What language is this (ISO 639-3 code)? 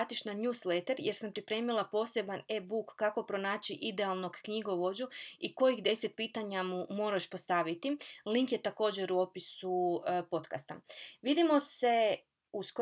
hrv